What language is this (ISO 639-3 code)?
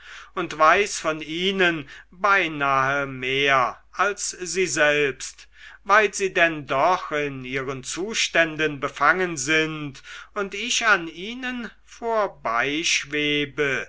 deu